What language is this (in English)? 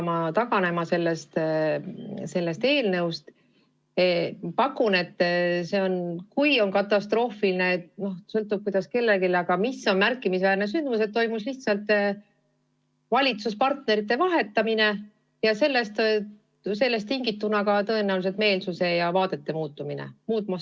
Estonian